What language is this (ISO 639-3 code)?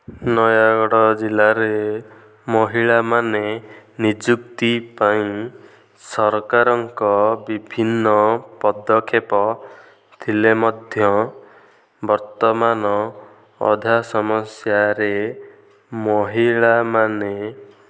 ori